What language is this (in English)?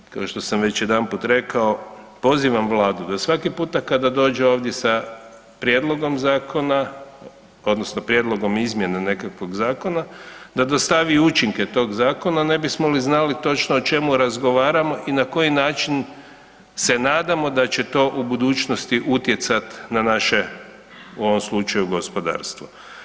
Croatian